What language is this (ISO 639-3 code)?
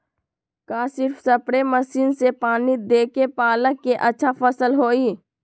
mag